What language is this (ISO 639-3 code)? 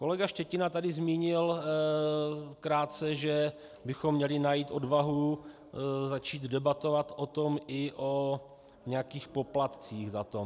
ces